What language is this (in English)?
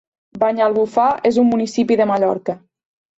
Catalan